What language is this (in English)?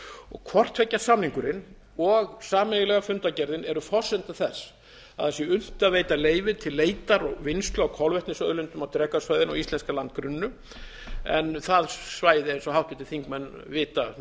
Icelandic